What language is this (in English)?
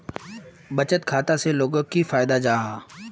Magahi